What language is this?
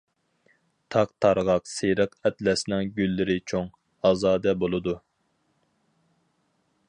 Uyghur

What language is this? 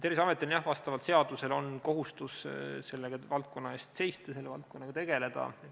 Estonian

